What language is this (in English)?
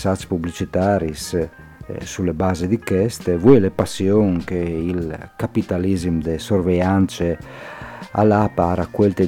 Italian